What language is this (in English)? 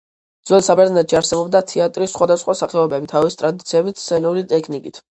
Georgian